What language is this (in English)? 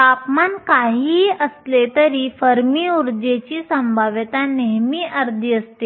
Marathi